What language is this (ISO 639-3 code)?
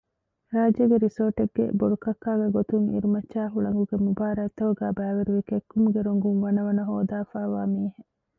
div